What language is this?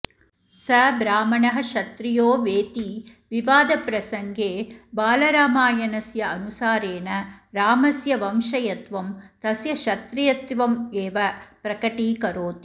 Sanskrit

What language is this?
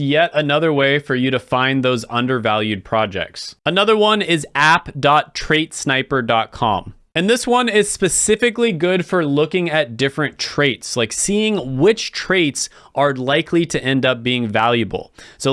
English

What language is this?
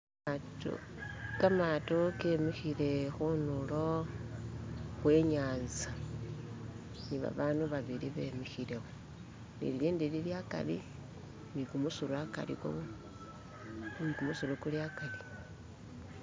Masaaba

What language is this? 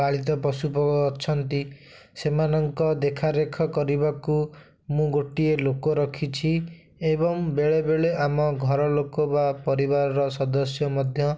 Odia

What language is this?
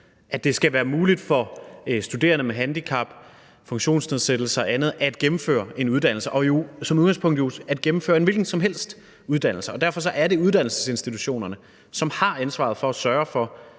Danish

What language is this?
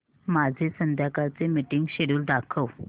Marathi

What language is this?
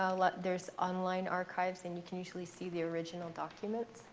English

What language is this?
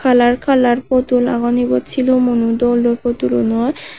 Chakma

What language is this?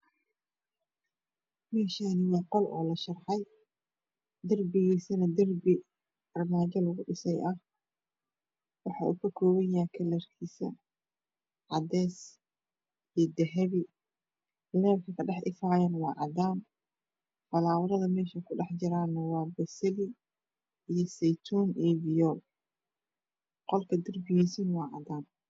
Somali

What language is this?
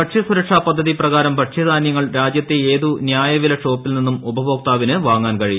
Malayalam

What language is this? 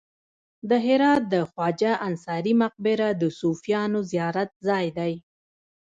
Pashto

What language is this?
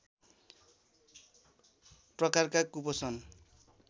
Nepali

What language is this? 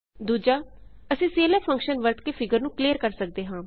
Punjabi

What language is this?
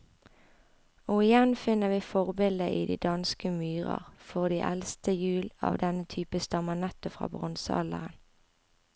Norwegian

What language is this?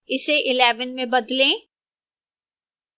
Hindi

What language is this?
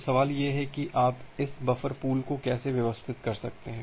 Hindi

